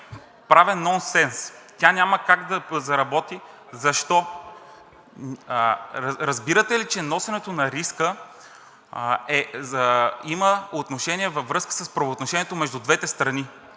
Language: Bulgarian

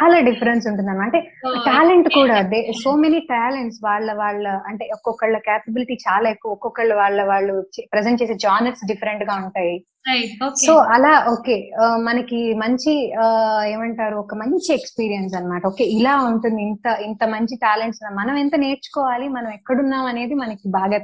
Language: Telugu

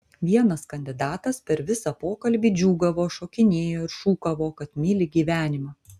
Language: Lithuanian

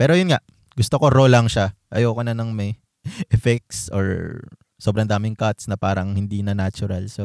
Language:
Filipino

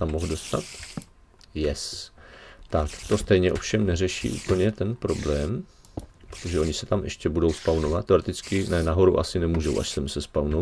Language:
Czech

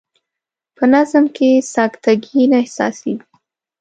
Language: Pashto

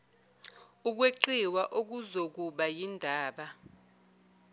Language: Zulu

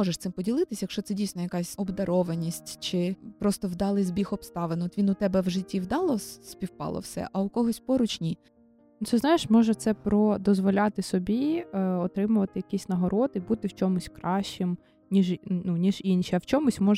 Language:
Ukrainian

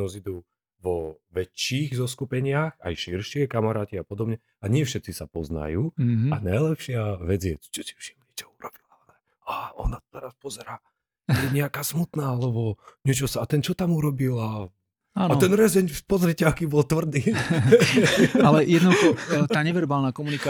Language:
Slovak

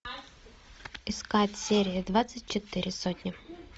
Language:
Russian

